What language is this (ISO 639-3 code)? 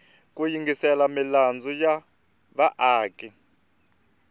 tso